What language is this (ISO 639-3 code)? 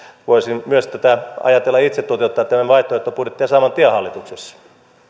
fin